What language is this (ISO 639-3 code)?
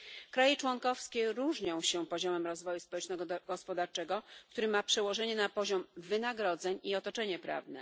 pol